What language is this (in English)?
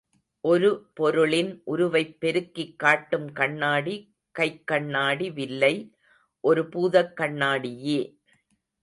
Tamil